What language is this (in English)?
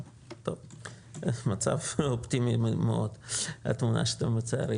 Hebrew